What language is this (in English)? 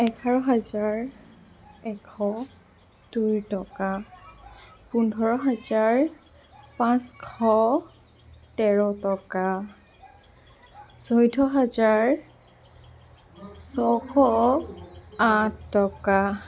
Assamese